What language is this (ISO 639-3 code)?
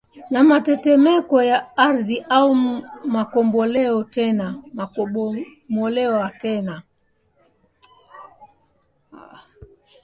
swa